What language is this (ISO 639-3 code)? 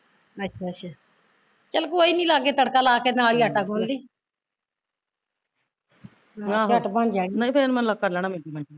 pan